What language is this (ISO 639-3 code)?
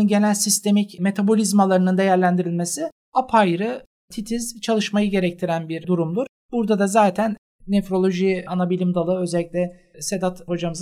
tur